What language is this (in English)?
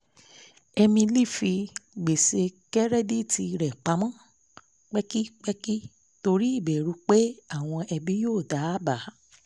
Yoruba